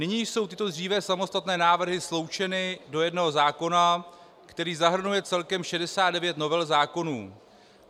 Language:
Czech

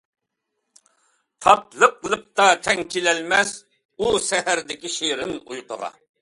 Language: Uyghur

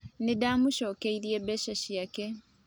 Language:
Kikuyu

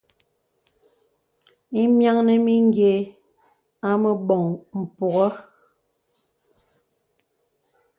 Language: Bebele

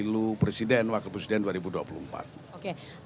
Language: Indonesian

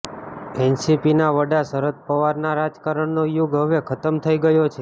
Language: Gujarati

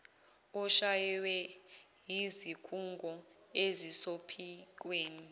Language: Zulu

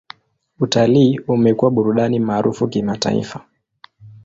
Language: Swahili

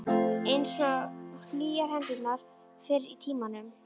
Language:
Icelandic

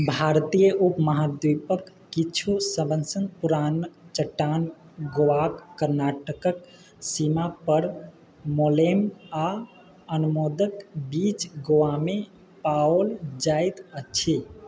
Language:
Maithili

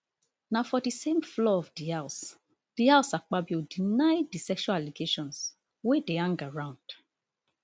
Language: Nigerian Pidgin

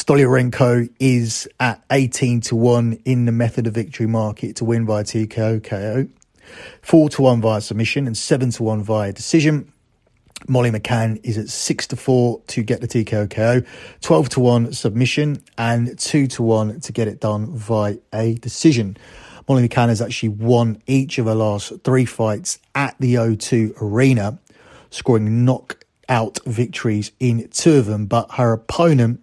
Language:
English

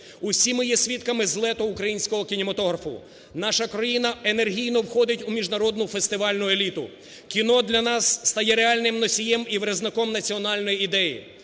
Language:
Ukrainian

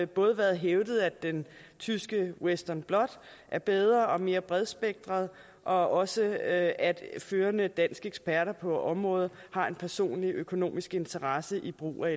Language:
Danish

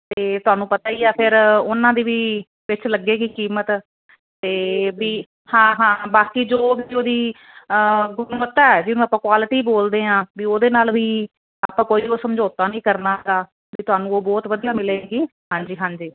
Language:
Punjabi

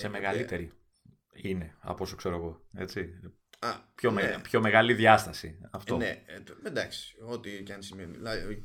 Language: Greek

